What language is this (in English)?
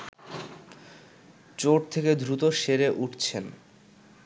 Bangla